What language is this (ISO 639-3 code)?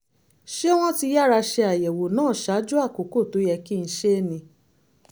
yor